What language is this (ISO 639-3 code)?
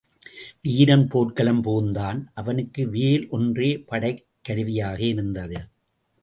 tam